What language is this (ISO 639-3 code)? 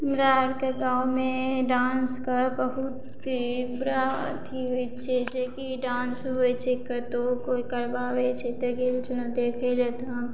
mai